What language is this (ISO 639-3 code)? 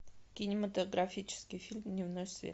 rus